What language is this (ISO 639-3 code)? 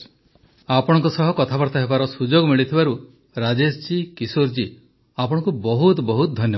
ori